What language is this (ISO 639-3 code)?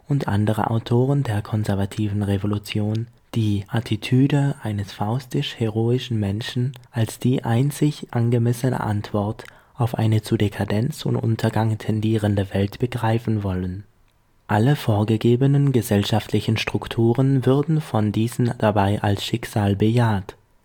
deu